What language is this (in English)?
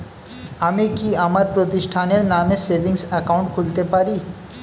Bangla